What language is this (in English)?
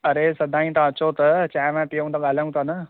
Sindhi